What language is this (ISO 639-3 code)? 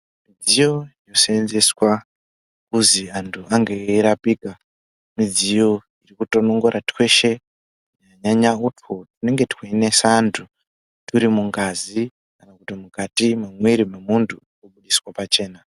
ndc